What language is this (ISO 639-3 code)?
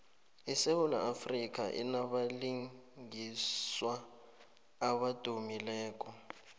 nbl